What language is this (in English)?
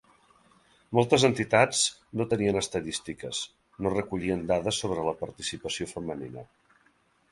Catalan